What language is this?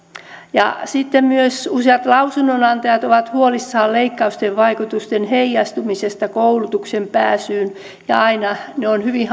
Finnish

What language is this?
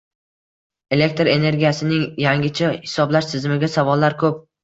Uzbek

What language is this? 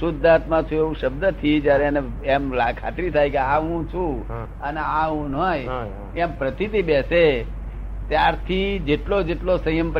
Gujarati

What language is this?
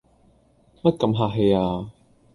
Cantonese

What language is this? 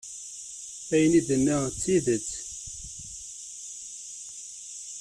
Kabyle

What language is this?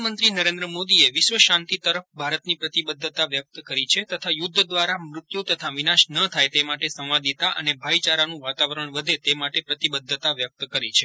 Gujarati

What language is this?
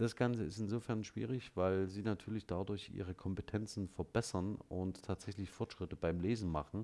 German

